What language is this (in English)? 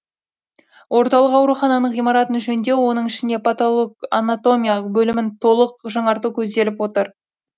Kazakh